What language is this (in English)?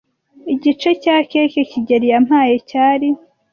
Kinyarwanda